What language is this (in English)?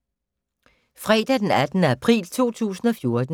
Danish